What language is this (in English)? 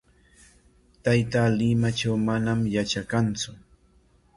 Corongo Ancash Quechua